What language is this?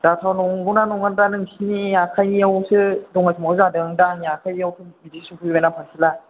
Bodo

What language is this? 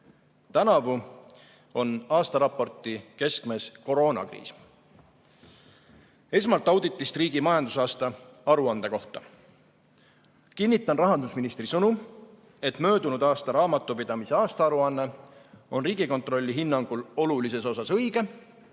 Estonian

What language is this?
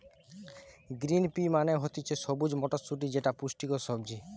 Bangla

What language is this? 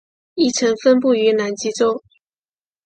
Chinese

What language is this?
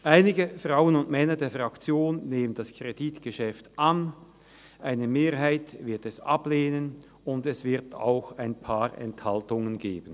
Swiss German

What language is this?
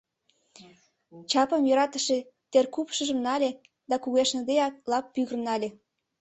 Mari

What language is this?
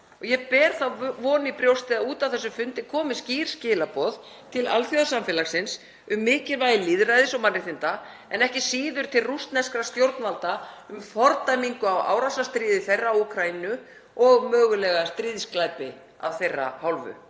Icelandic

